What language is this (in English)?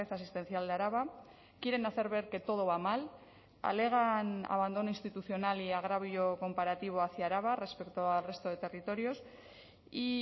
Spanish